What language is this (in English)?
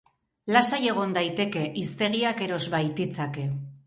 Basque